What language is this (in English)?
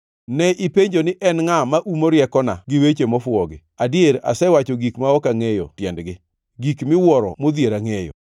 Luo (Kenya and Tanzania)